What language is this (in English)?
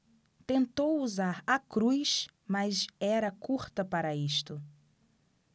Portuguese